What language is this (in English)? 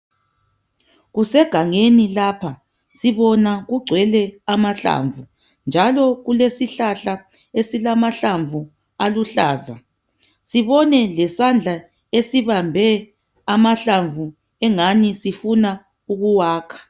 North Ndebele